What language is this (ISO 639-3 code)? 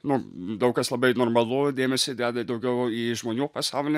lit